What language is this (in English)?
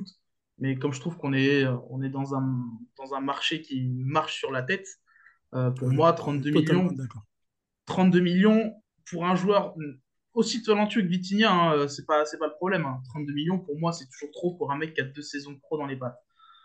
French